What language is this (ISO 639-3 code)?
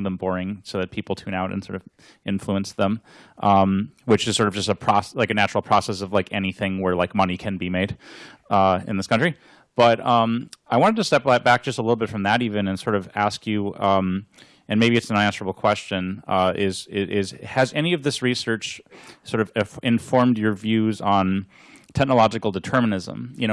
eng